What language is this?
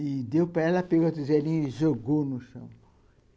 Portuguese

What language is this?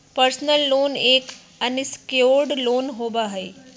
Magahi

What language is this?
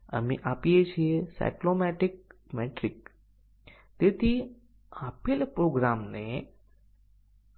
Gujarati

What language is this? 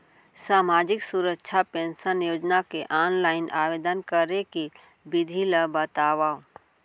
Chhattisgarhi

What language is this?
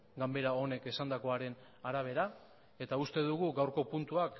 Basque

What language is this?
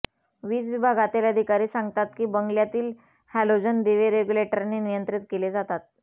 Marathi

